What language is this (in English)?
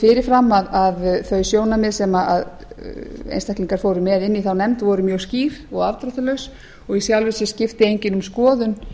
Icelandic